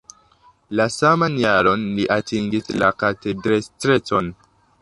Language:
Esperanto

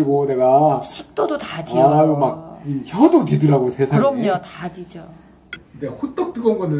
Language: Korean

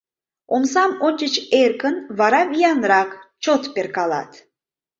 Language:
Mari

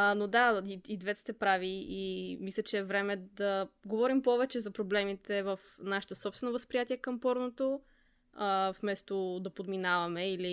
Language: Bulgarian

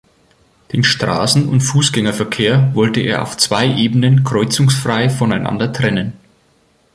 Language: German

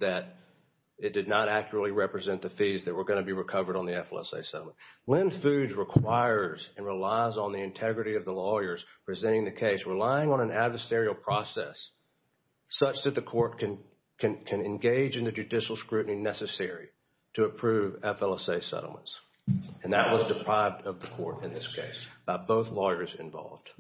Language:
English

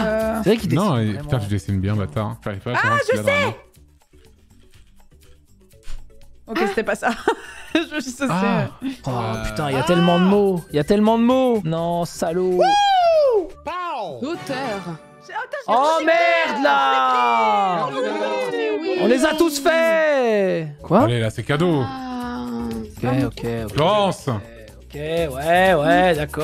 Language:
French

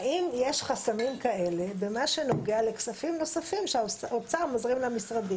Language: Hebrew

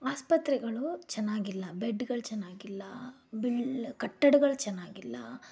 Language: Kannada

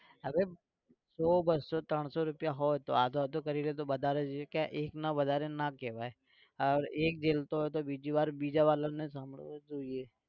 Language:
Gujarati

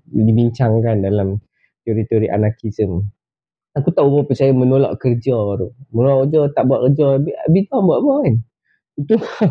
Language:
Malay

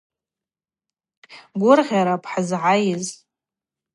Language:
Abaza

